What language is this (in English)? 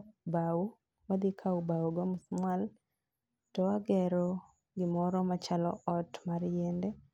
Luo (Kenya and Tanzania)